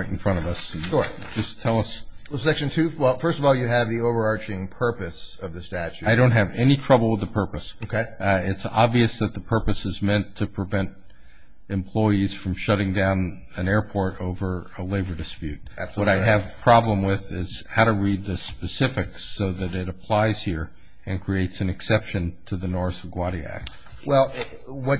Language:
English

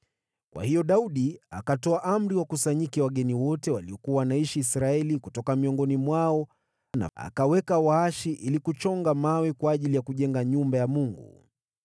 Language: Swahili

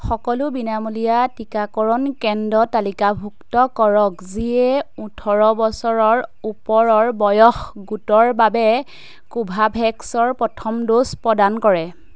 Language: Assamese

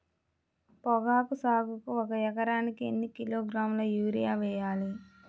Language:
Telugu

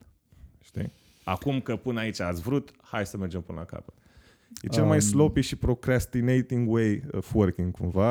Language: Romanian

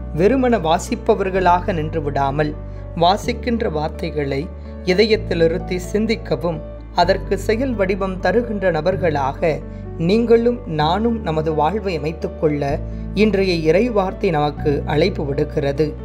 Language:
Tamil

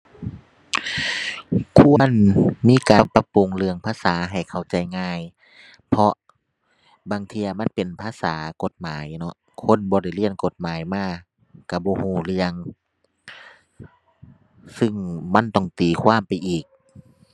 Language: Thai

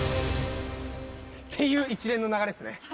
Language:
Japanese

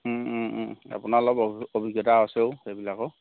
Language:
Assamese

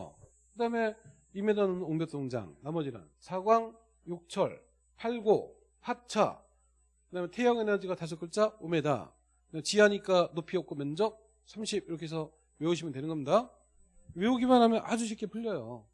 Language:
Korean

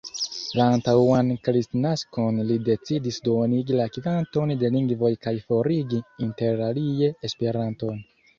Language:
Esperanto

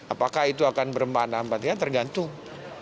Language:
Indonesian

